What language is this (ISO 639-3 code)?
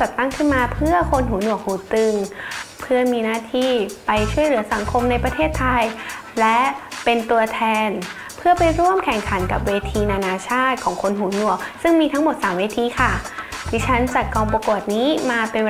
tha